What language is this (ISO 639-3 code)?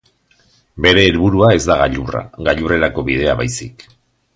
eus